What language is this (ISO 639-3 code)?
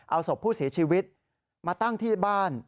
tha